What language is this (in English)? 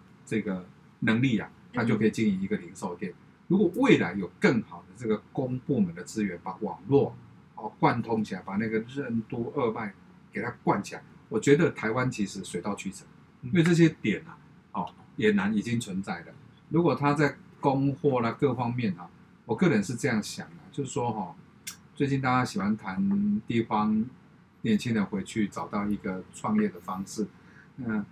Chinese